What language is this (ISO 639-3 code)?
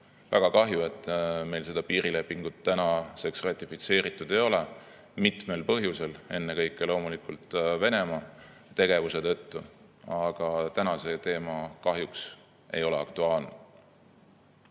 est